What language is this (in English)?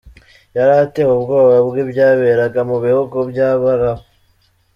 Kinyarwanda